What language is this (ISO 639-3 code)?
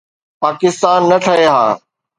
snd